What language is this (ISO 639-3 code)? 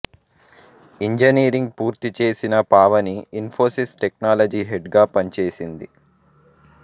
tel